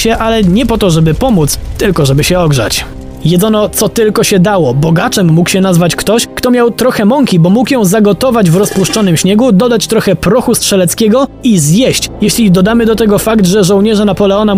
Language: Polish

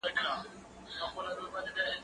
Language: Pashto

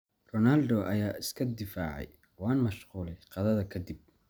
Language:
Somali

